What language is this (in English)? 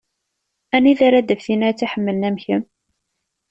Kabyle